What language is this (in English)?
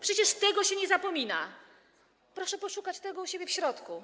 Polish